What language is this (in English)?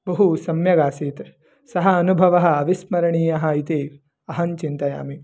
Sanskrit